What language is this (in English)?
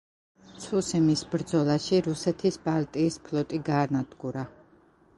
Georgian